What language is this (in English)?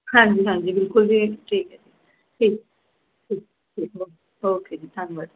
Punjabi